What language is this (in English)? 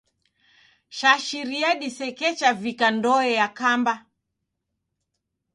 Taita